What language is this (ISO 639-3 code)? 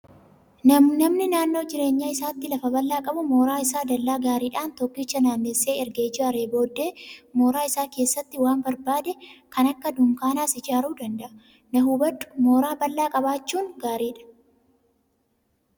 orm